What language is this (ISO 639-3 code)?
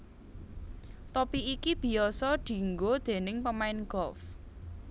jav